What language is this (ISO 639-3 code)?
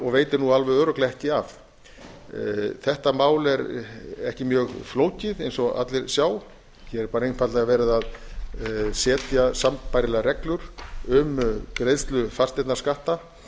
isl